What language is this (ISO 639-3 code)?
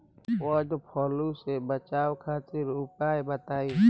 bho